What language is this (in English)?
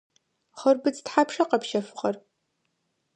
Adyghe